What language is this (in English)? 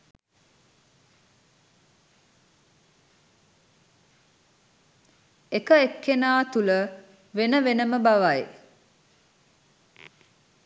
Sinhala